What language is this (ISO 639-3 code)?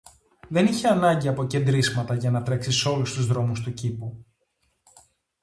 ell